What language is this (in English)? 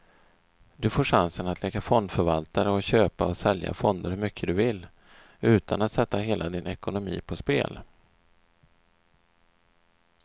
Swedish